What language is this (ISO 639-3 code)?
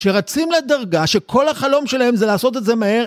heb